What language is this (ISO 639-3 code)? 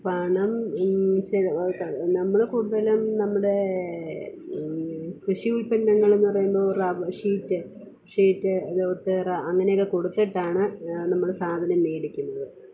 mal